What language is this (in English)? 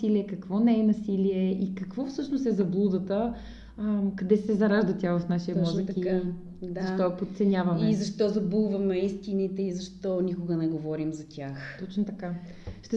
Bulgarian